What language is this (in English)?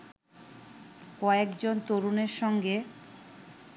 Bangla